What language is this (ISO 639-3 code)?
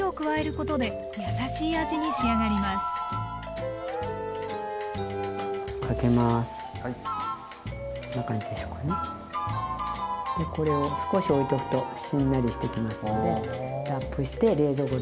jpn